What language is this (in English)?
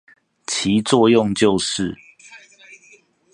Chinese